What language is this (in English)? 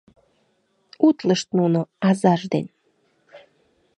Mari